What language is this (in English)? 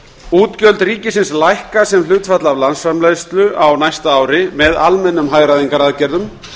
Icelandic